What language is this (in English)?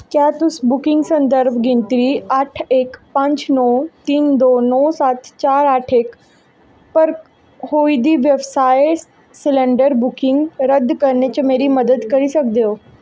Dogri